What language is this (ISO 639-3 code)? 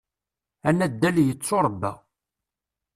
kab